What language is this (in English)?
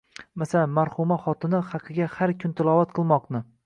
Uzbek